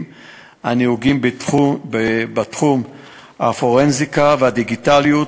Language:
Hebrew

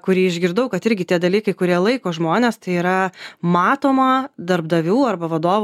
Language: Lithuanian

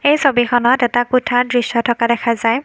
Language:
Assamese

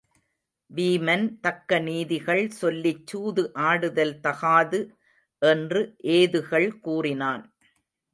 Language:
Tamil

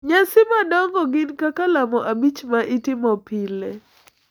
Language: Luo (Kenya and Tanzania)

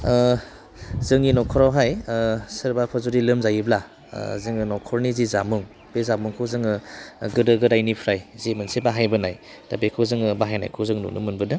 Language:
Bodo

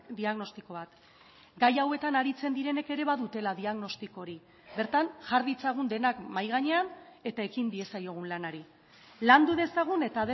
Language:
Basque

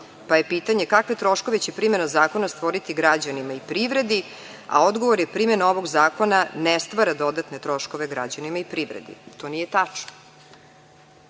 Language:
Serbian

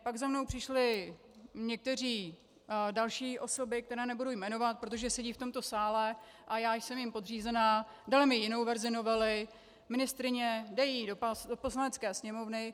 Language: Czech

